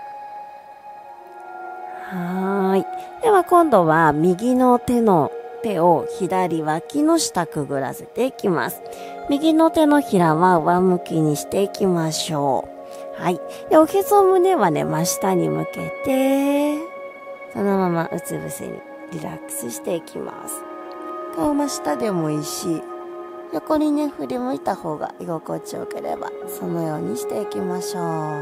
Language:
Japanese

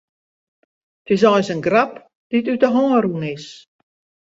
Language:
Western Frisian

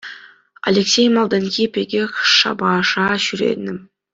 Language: Chuvash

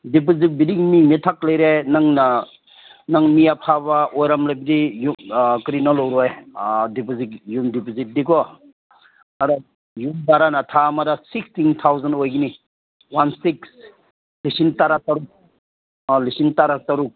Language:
Manipuri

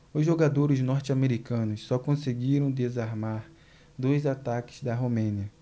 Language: Portuguese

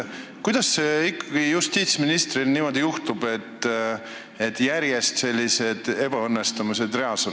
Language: Estonian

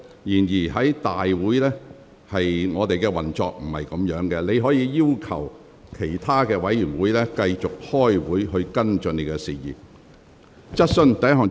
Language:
Cantonese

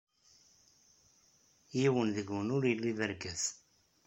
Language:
Kabyle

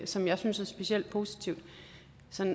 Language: Danish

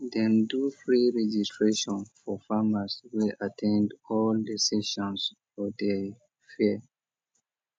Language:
Nigerian Pidgin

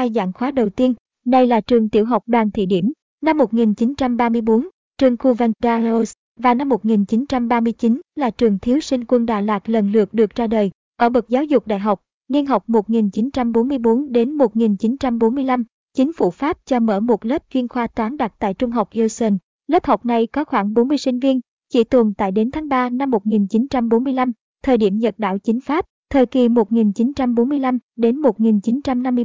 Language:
Vietnamese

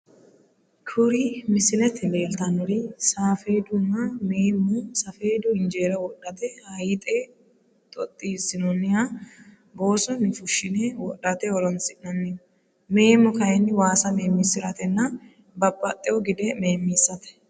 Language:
Sidamo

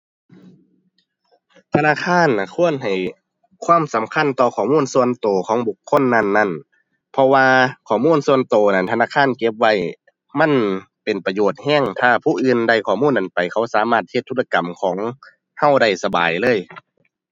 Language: Thai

